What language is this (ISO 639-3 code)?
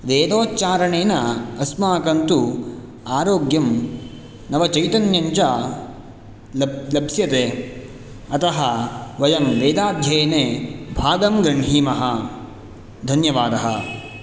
san